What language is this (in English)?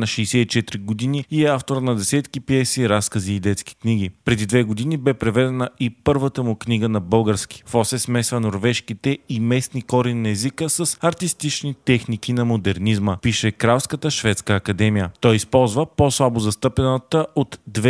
Bulgarian